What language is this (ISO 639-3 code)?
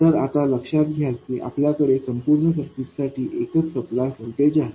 mar